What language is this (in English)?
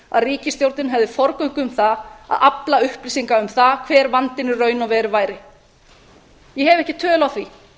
Icelandic